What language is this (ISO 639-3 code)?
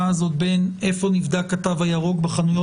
heb